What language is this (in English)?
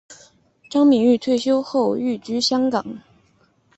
Chinese